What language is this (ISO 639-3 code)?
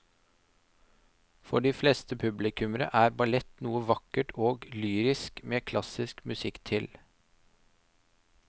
nor